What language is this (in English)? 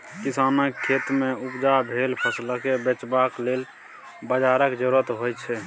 Maithili